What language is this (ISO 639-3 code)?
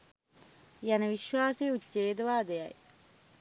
sin